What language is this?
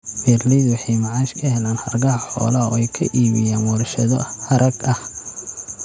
Somali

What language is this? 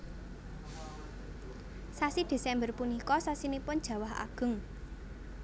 Javanese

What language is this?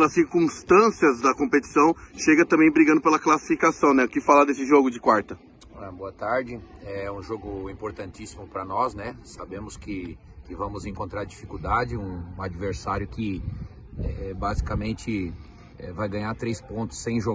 Portuguese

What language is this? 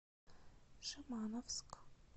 Russian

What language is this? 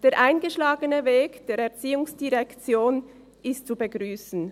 Swiss German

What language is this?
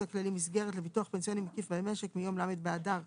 Hebrew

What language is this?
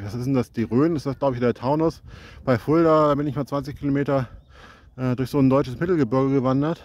German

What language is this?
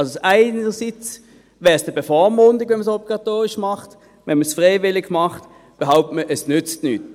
Swiss German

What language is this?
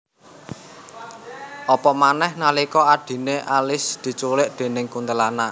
Javanese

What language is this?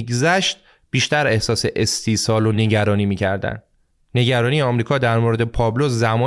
Persian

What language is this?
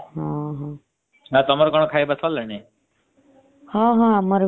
Odia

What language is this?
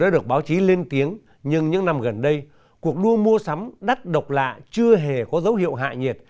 Vietnamese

